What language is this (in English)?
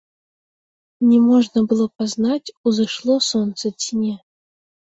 Belarusian